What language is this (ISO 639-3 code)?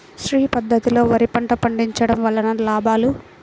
tel